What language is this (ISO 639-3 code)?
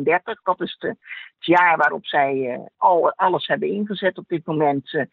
nld